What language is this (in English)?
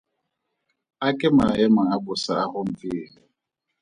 Tswana